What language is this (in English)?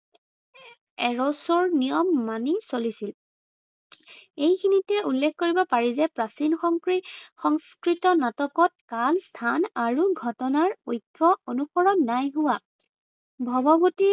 Assamese